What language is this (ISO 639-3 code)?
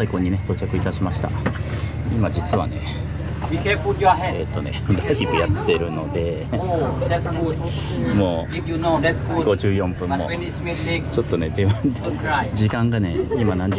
jpn